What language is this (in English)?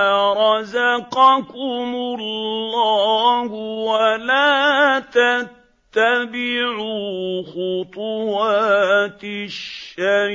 Arabic